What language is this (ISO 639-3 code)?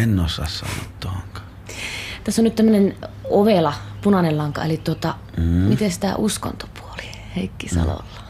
fin